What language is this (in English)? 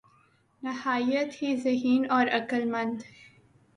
Urdu